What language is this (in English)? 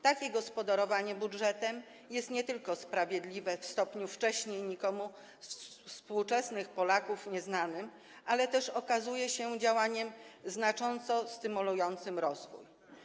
Polish